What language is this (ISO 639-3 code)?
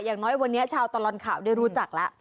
tha